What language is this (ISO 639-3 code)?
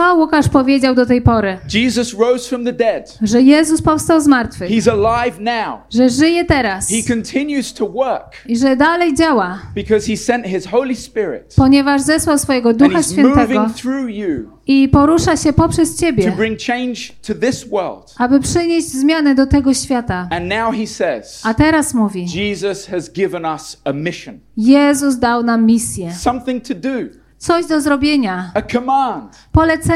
pol